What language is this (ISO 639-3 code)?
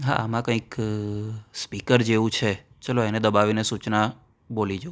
guj